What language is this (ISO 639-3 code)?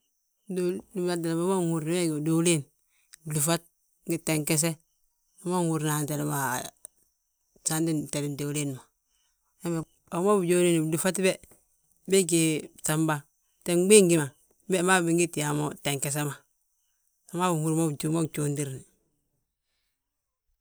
bjt